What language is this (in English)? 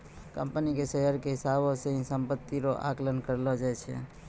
Maithili